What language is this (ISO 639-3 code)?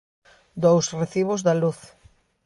glg